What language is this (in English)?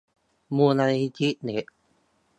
Thai